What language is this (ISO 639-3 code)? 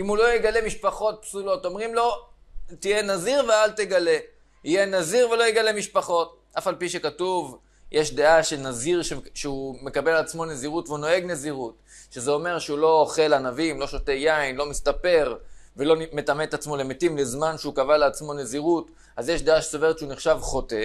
heb